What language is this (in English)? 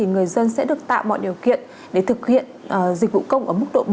Vietnamese